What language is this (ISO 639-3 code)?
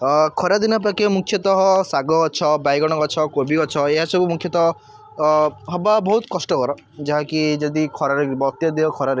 ori